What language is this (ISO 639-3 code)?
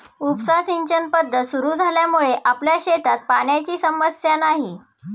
mar